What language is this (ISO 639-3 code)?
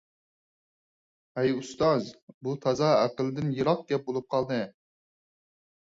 uig